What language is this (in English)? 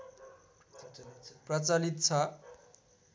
Nepali